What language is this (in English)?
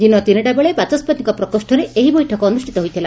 Odia